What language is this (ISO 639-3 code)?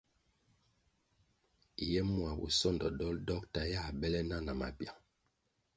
nmg